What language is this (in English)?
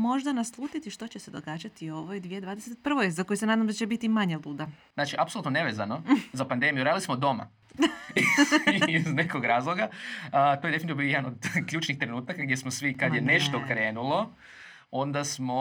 Croatian